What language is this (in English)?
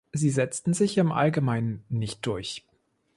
German